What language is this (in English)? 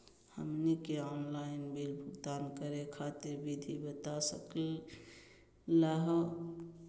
Magahi